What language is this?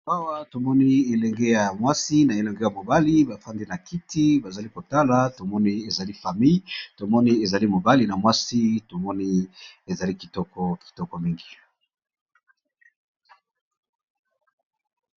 Lingala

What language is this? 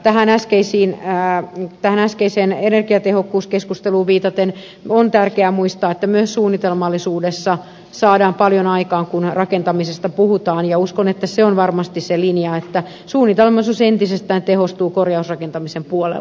Finnish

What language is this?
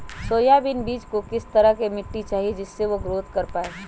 Magahi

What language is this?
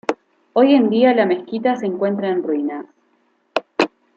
Spanish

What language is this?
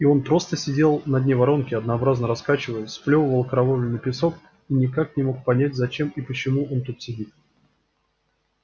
Russian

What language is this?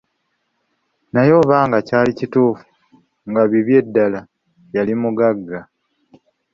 Ganda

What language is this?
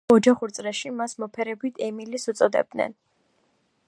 Georgian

